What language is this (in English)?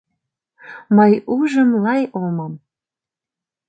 Mari